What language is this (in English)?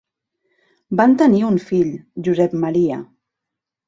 Catalan